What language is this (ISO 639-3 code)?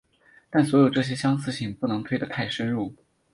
zho